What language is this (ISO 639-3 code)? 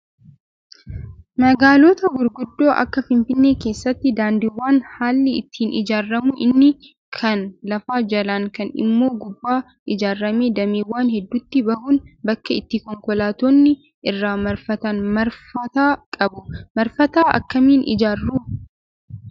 orm